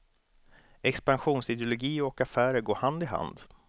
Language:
Swedish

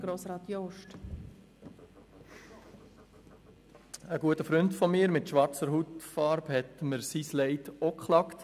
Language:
Swiss German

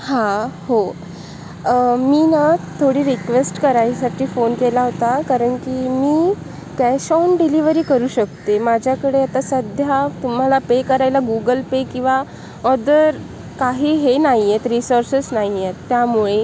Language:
Marathi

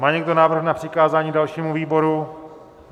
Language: Czech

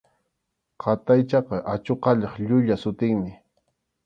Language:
Arequipa-La Unión Quechua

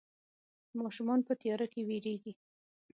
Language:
Pashto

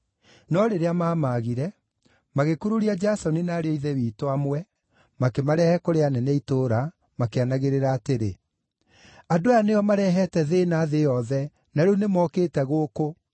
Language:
Kikuyu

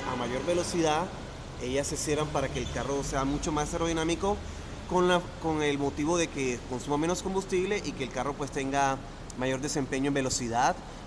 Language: Spanish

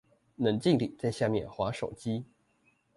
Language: Chinese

